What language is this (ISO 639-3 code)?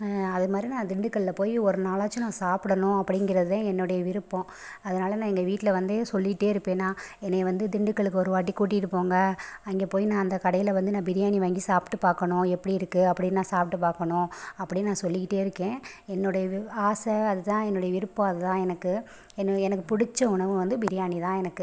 tam